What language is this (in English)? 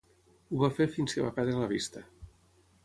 Catalan